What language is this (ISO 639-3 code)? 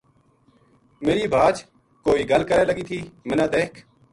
gju